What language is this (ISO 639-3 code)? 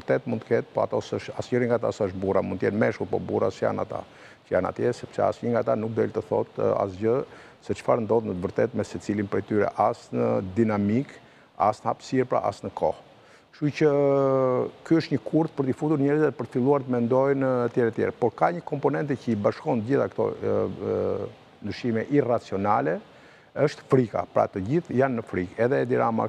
nld